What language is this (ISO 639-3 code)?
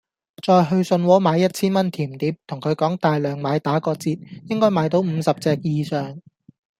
yue